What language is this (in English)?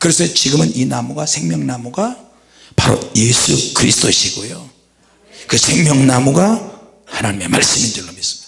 Korean